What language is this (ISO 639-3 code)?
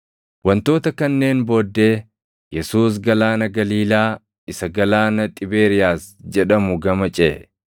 orm